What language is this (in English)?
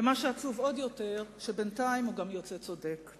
Hebrew